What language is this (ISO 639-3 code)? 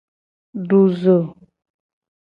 gej